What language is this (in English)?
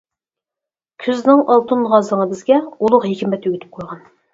Uyghur